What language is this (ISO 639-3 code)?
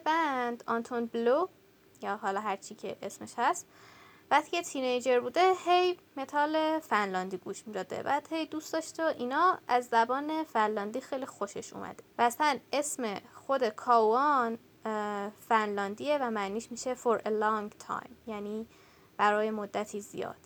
fas